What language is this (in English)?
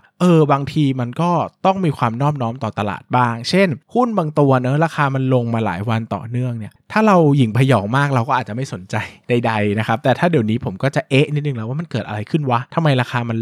Thai